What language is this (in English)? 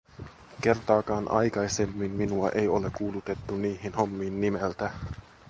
Finnish